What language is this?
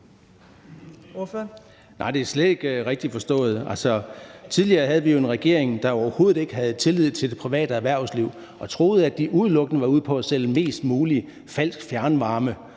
Danish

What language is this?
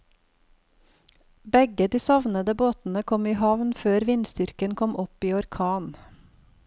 Norwegian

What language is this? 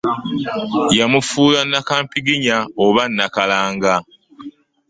Ganda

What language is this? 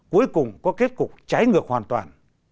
Vietnamese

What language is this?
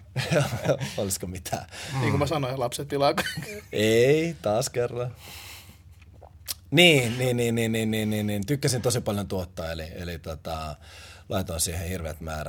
Finnish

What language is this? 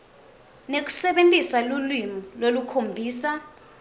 Swati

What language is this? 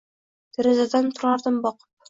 Uzbek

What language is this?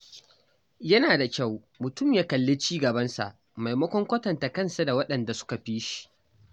Hausa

